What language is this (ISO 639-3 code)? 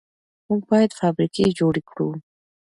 pus